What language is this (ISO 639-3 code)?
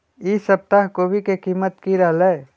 mag